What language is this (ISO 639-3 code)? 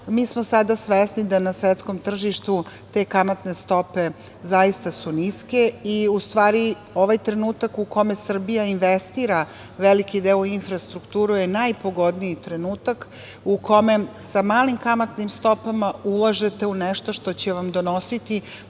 srp